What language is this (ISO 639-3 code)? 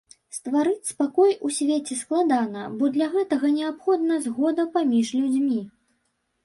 bel